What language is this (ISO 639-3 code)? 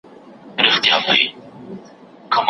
pus